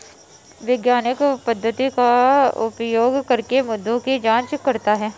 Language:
Hindi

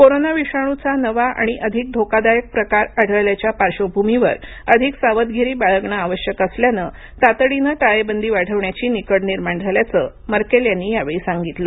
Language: Marathi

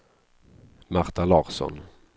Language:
Swedish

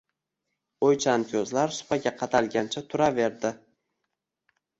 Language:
Uzbek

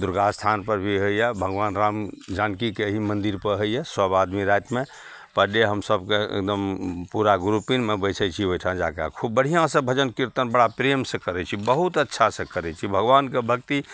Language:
Maithili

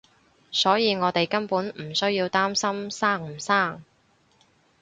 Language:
Cantonese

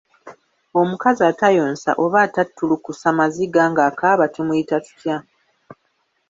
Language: Ganda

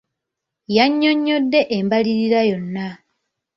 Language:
Ganda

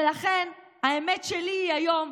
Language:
Hebrew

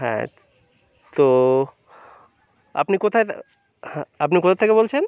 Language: Bangla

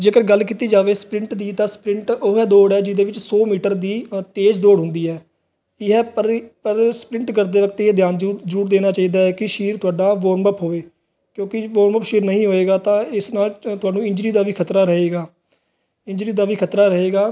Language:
Punjabi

